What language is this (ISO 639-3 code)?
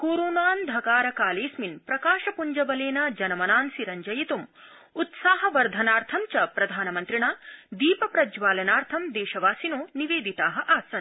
san